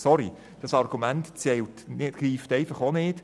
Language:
Swiss German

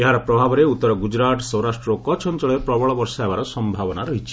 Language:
Odia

